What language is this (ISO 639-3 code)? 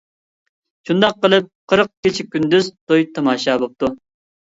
uig